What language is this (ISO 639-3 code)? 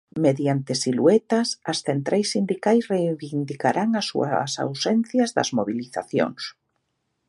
glg